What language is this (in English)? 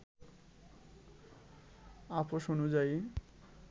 Bangla